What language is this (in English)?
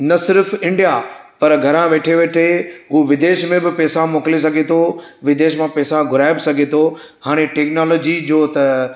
Sindhi